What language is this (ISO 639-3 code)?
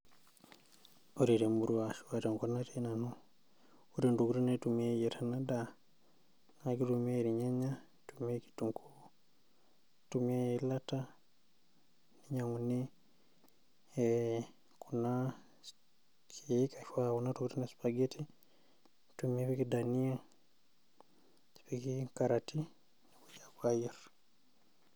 mas